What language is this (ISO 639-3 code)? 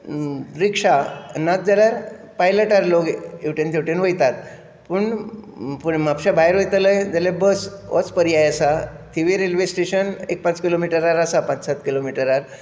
kok